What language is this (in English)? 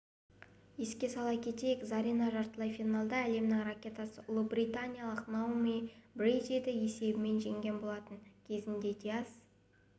Kazakh